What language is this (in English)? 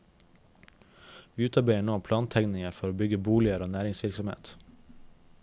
Norwegian